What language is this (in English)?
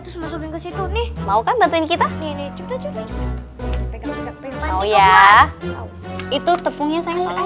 Indonesian